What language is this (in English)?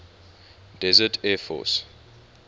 English